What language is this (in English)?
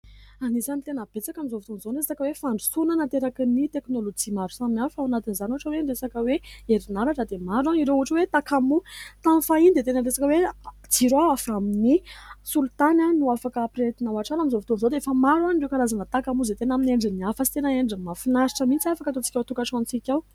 Malagasy